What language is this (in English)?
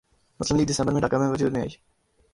Urdu